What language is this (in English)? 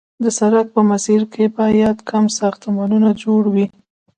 Pashto